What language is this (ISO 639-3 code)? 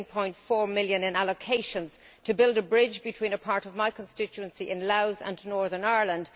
eng